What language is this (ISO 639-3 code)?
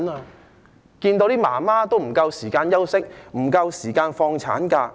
yue